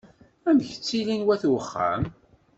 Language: Kabyle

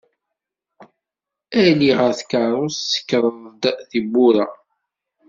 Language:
Kabyle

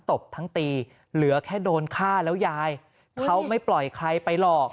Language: Thai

